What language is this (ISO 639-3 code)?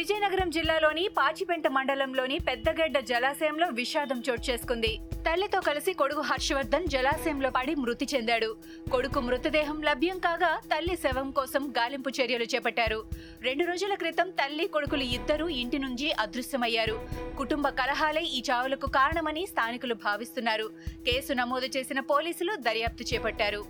tel